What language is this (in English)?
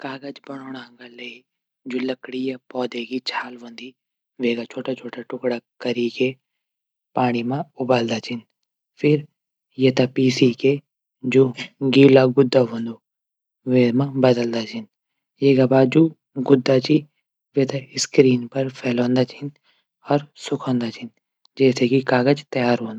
Garhwali